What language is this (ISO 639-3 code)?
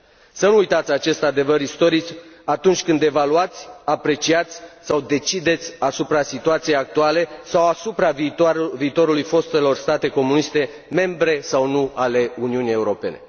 ron